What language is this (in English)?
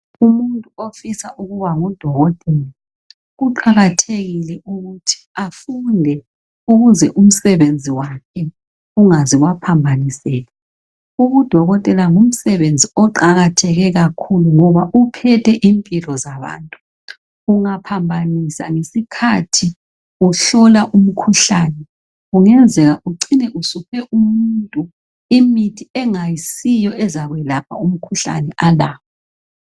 North Ndebele